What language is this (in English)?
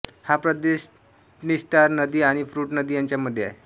Marathi